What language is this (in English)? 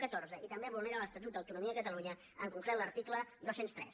Catalan